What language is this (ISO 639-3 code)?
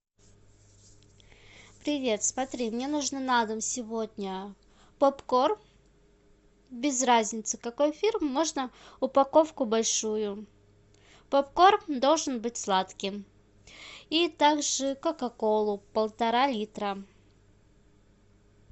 rus